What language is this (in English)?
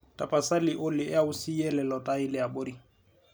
Masai